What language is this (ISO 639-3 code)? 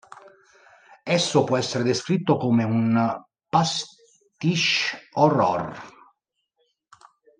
ita